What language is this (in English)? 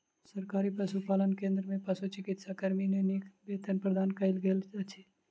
Maithili